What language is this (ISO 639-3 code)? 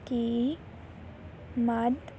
pan